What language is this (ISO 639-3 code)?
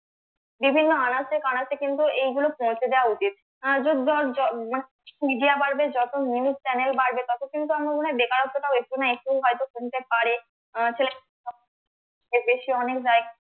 ben